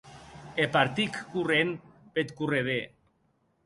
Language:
Occitan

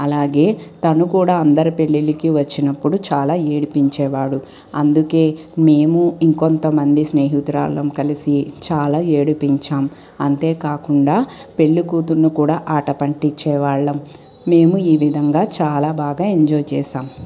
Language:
Telugu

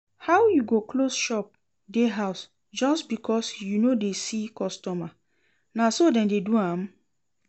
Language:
Nigerian Pidgin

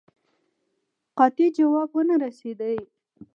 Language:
Pashto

